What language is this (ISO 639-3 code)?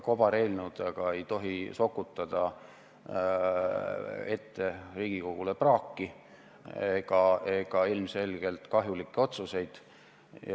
est